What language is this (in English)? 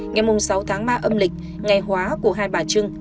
Vietnamese